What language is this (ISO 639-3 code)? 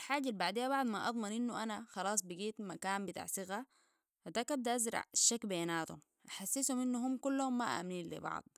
apd